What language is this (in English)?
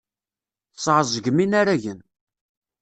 Kabyle